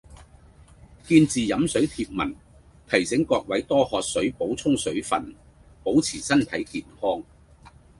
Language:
Cantonese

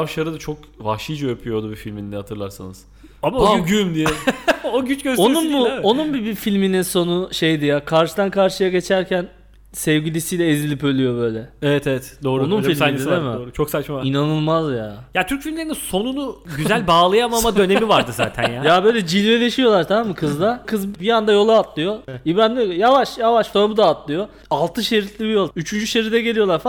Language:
Turkish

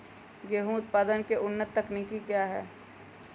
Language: Magahi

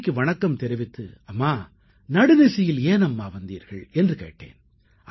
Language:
Tamil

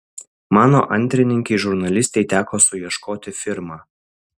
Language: Lithuanian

